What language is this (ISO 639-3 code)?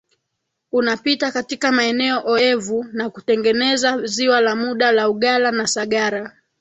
swa